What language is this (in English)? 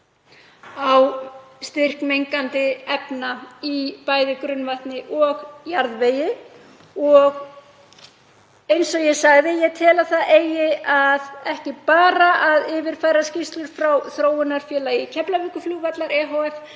Icelandic